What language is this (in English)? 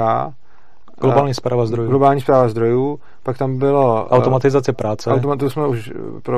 Czech